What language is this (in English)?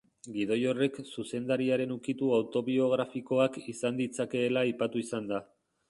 Basque